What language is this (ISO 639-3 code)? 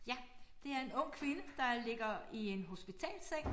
dan